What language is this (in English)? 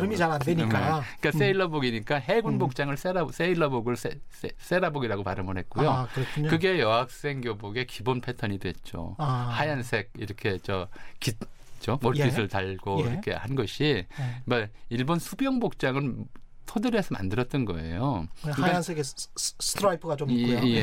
Korean